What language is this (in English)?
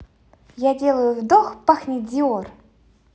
Russian